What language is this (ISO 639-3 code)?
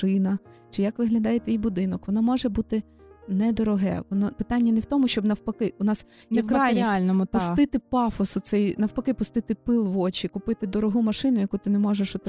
ukr